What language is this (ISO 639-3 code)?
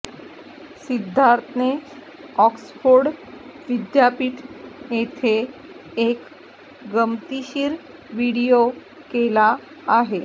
mar